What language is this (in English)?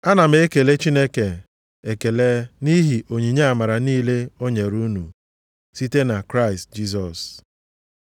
Igbo